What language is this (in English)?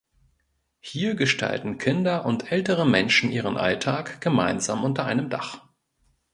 German